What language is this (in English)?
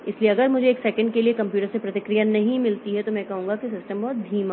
Hindi